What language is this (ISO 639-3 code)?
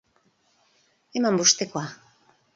eus